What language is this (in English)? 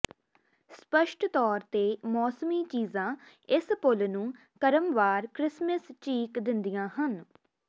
Punjabi